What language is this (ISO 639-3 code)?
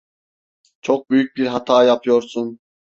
tur